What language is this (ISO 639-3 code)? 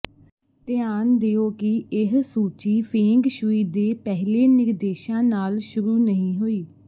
pan